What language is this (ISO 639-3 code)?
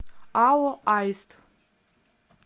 rus